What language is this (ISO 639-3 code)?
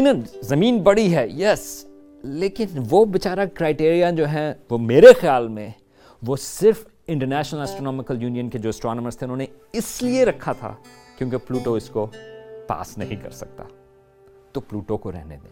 urd